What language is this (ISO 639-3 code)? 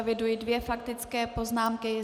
ces